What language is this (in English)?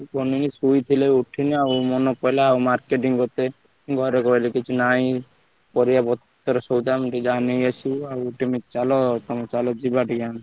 Odia